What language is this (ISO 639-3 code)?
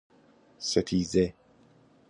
fas